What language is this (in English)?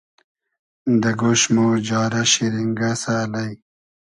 Hazaragi